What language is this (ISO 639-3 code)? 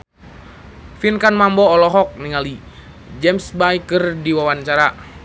sun